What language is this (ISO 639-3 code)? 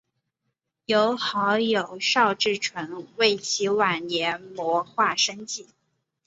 zho